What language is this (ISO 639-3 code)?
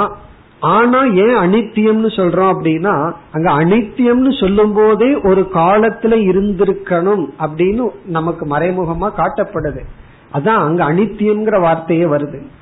tam